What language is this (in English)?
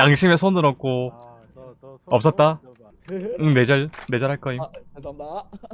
Korean